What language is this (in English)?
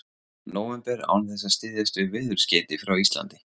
Icelandic